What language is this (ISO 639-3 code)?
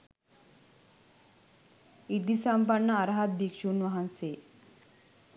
sin